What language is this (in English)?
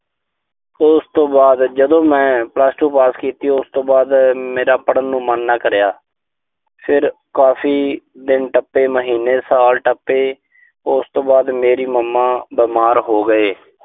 Punjabi